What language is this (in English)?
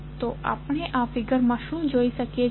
Gujarati